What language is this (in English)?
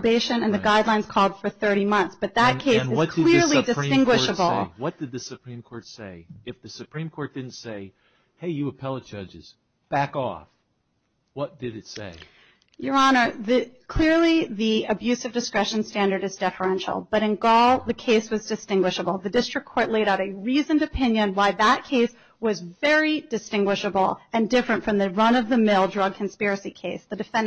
English